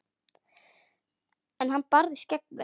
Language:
Icelandic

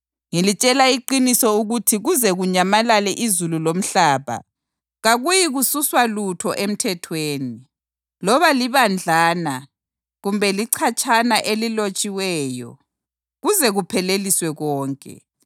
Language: North Ndebele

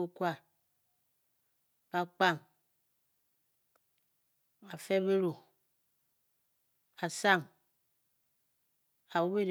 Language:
Bokyi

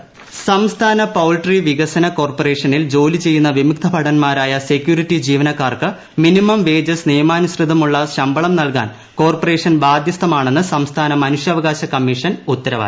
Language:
Malayalam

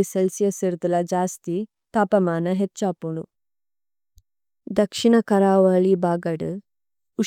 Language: Tulu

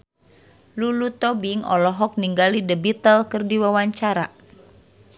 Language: Sundanese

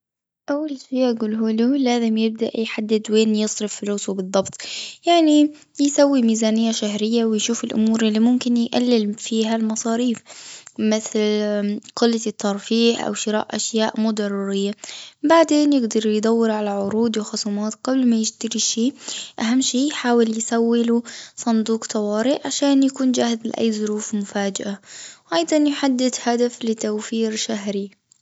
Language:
Gulf Arabic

